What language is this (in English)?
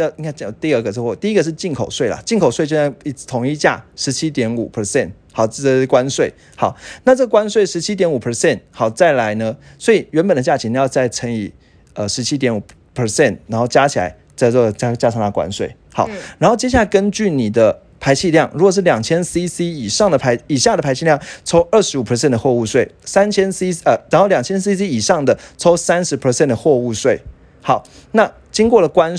Chinese